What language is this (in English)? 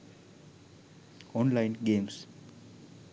Sinhala